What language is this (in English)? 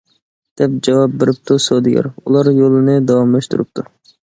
Uyghur